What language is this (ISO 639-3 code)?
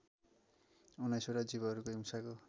nep